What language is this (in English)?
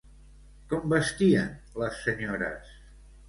Catalan